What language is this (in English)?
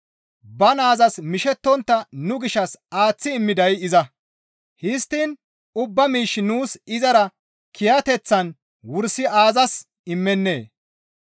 Gamo